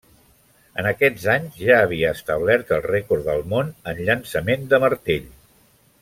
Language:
Catalan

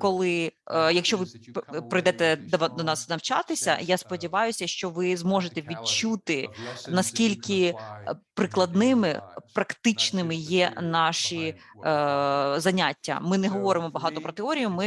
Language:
Ukrainian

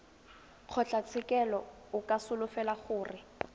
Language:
Tswana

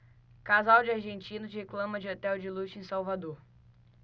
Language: Portuguese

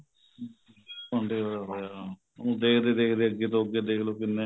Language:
Punjabi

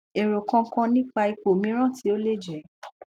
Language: Yoruba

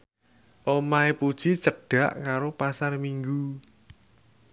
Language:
Javanese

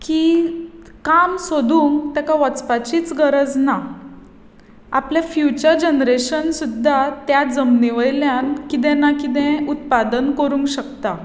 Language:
Konkani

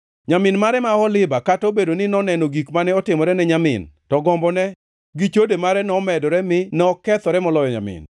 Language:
Luo (Kenya and Tanzania)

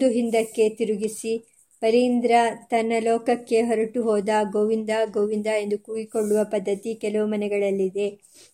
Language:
Kannada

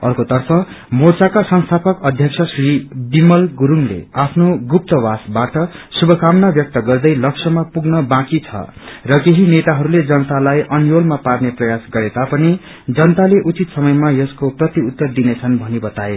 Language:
Nepali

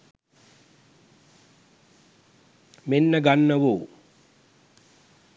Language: Sinhala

